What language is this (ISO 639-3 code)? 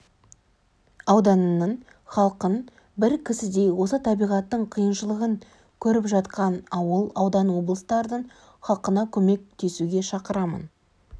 kaz